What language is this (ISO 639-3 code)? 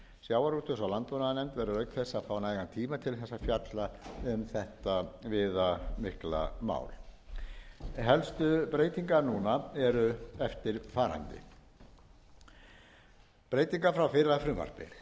isl